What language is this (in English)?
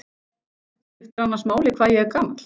Icelandic